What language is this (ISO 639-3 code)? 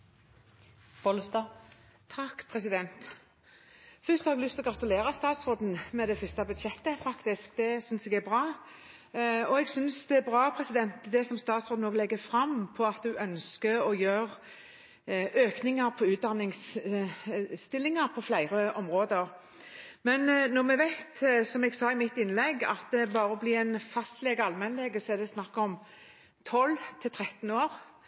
nob